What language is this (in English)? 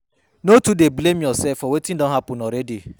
Nigerian Pidgin